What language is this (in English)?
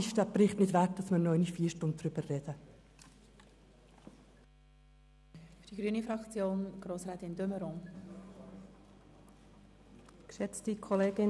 Swiss German